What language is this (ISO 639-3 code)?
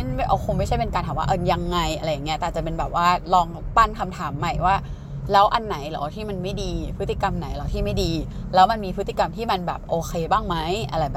tha